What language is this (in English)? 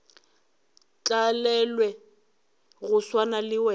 Northern Sotho